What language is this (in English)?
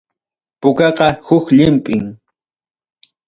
Ayacucho Quechua